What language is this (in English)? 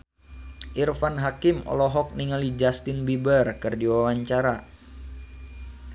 Sundanese